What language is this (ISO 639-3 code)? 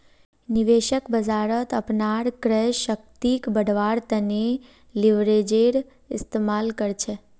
mag